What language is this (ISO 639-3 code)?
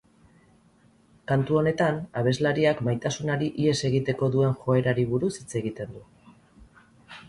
eus